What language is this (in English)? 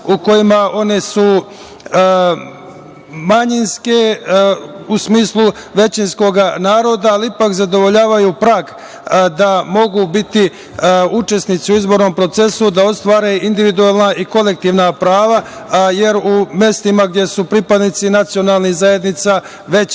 Serbian